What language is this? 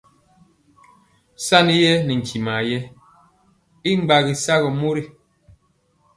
Mpiemo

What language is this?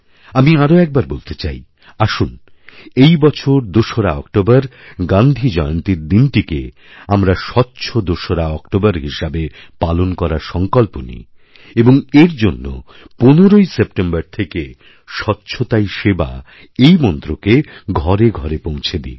Bangla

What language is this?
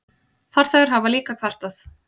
Icelandic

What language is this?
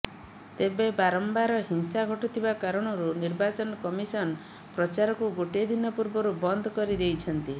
Odia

